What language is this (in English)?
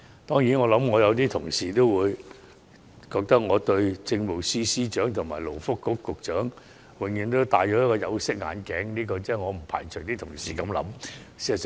Cantonese